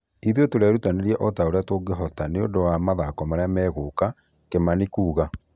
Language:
Kikuyu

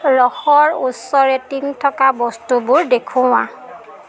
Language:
Assamese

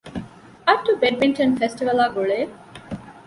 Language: Divehi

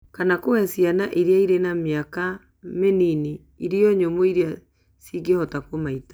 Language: Kikuyu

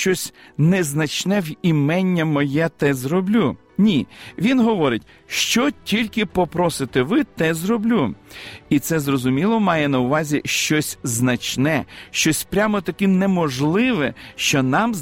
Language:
Ukrainian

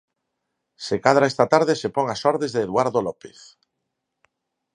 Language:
Galician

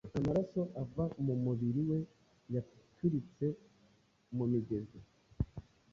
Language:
Kinyarwanda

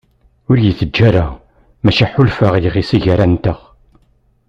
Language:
Kabyle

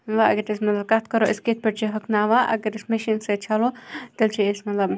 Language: Kashmiri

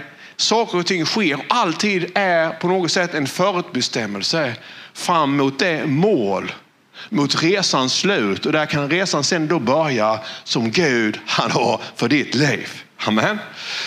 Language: Swedish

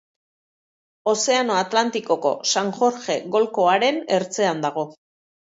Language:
Basque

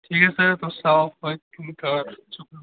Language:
Dogri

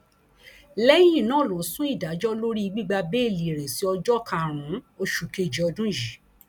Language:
Yoruba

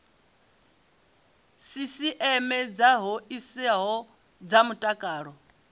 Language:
Venda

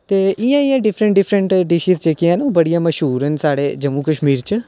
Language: Dogri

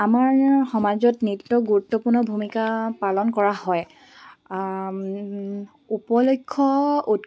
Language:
Assamese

